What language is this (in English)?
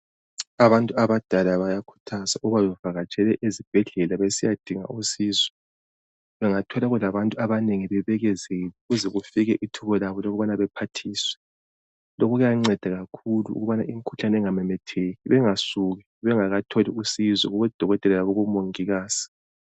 North Ndebele